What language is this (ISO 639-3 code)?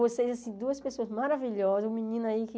por